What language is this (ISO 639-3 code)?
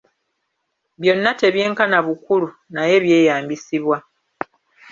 lug